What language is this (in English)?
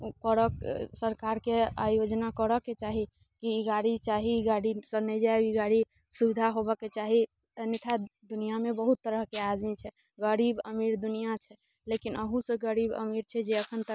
Maithili